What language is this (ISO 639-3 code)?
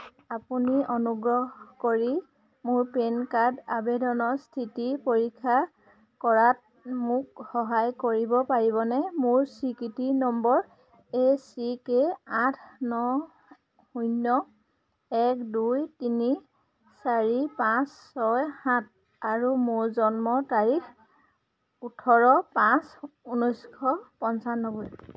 asm